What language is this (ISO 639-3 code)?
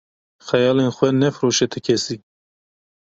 kur